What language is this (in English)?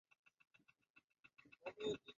Swahili